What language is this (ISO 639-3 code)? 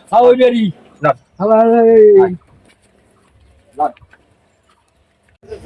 ben